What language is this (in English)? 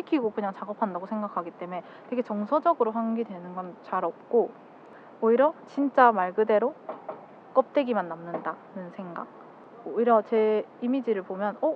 Korean